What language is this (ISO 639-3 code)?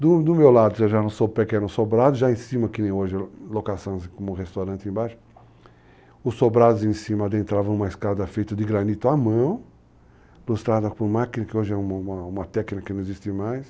por